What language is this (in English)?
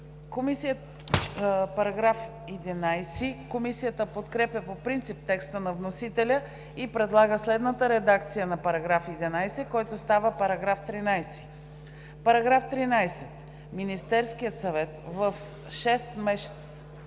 Bulgarian